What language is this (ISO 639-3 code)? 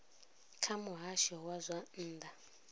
ven